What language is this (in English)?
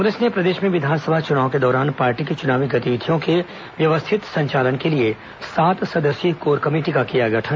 Hindi